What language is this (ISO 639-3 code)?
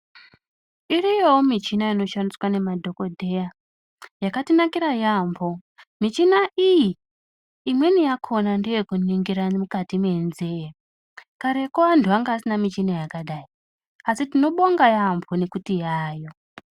ndc